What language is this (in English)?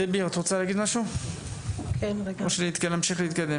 Hebrew